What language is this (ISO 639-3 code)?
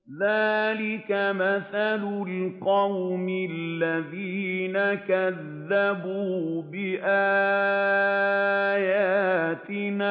ara